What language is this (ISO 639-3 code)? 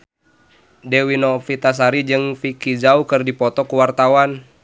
sun